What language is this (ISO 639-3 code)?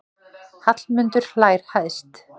isl